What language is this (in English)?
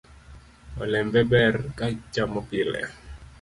Luo (Kenya and Tanzania)